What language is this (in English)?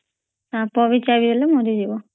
Odia